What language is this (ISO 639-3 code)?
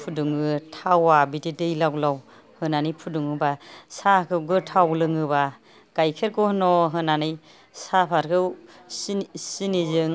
brx